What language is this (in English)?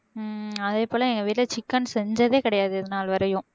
Tamil